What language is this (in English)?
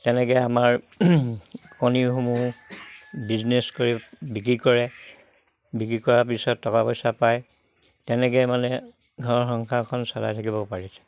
Assamese